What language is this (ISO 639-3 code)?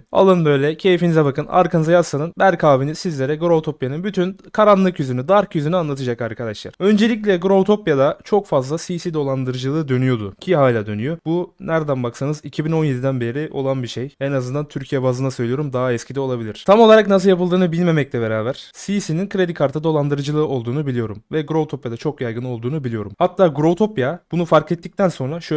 tur